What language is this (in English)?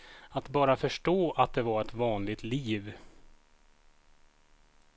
Swedish